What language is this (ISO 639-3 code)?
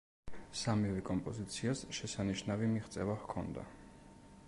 kat